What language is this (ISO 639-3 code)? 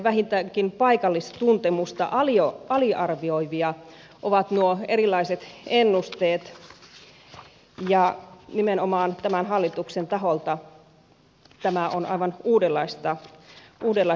fin